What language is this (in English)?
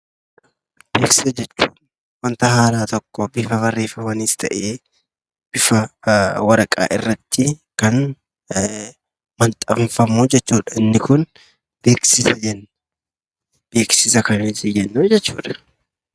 Oromo